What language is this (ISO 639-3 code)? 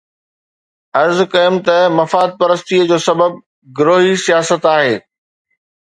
snd